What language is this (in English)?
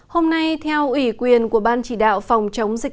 Vietnamese